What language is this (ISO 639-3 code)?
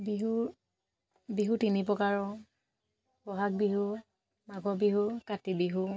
asm